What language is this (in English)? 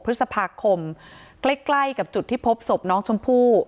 Thai